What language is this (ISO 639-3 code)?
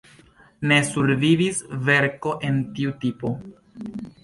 epo